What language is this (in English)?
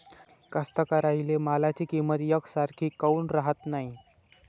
Marathi